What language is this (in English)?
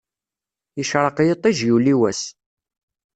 Kabyle